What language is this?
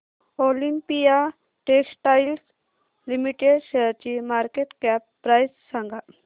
Marathi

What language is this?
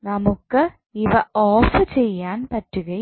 Malayalam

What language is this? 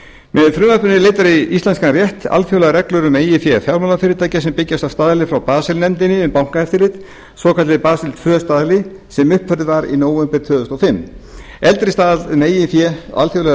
Icelandic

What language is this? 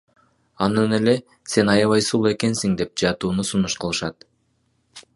Kyrgyz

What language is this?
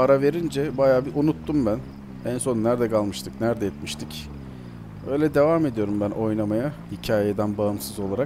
Turkish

